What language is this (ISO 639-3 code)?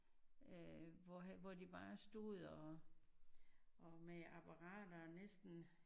dan